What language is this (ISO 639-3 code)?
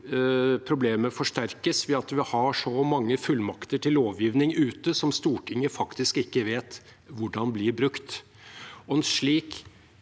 nor